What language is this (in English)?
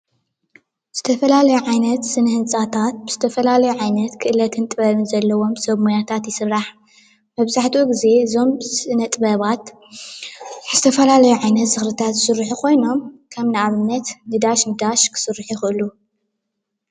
Tigrinya